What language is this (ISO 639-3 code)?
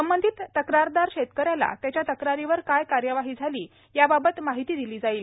mar